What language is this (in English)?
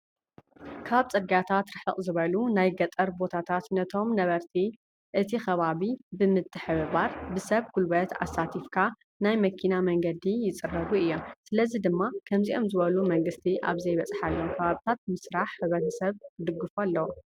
Tigrinya